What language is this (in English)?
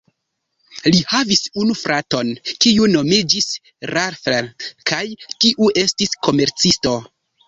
Esperanto